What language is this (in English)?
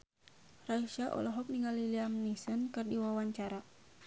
Sundanese